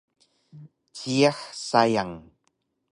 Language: Taroko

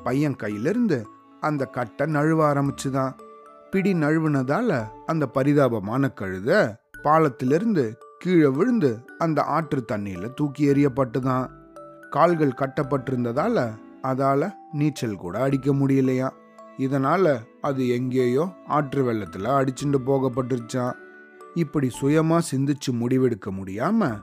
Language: Tamil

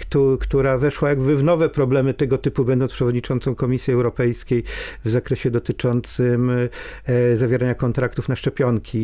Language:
Polish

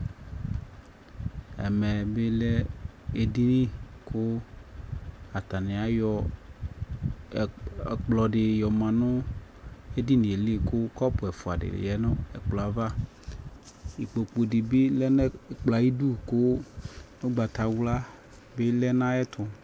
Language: Ikposo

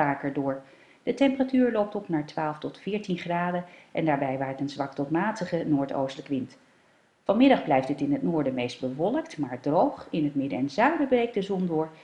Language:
Dutch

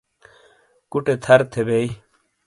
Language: Shina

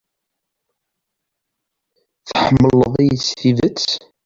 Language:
Kabyle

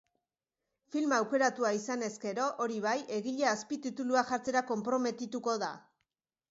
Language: Basque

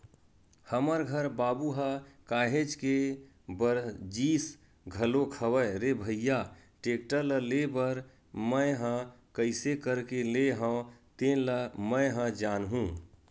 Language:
Chhattisgarhi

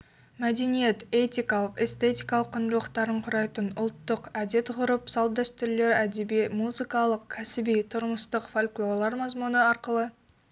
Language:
Kazakh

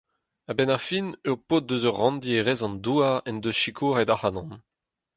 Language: Breton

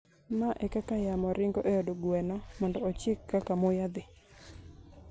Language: Luo (Kenya and Tanzania)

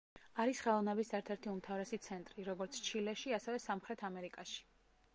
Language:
Georgian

